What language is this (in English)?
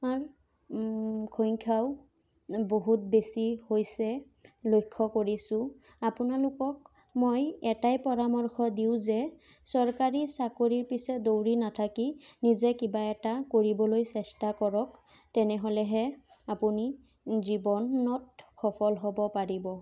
Assamese